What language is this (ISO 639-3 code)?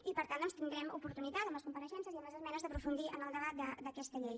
cat